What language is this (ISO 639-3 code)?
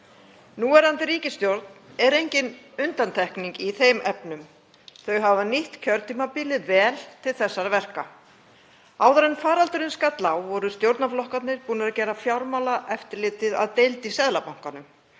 isl